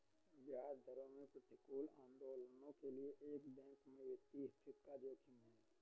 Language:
Hindi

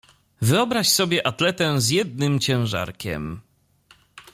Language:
Polish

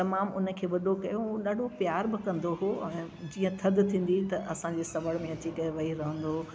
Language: Sindhi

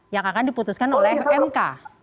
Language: Indonesian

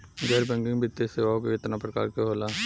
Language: Bhojpuri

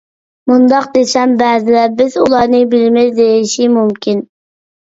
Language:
Uyghur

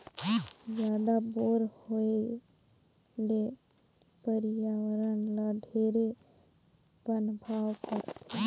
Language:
Chhattisgarhi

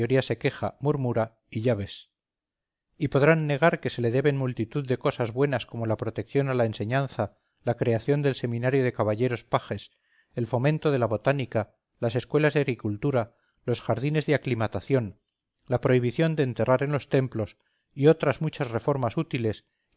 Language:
Spanish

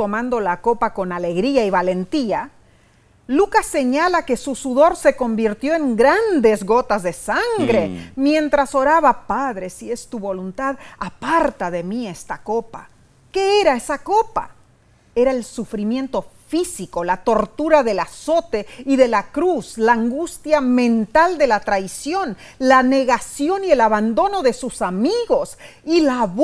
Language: Spanish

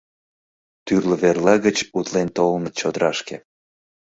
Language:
Mari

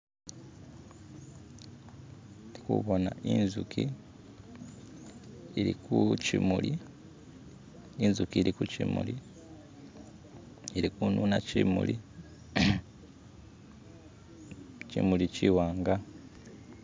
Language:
Masaaba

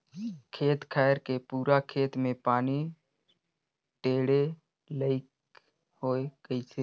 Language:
Chhattisgarhi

